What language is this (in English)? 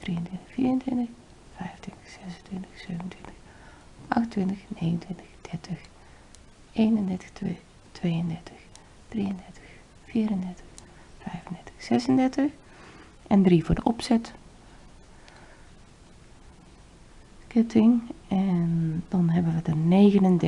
Dutch